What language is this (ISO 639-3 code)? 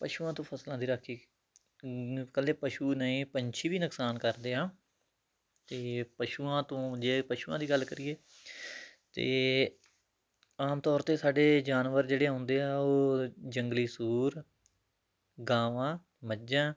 pan